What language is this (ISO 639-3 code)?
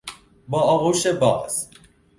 fas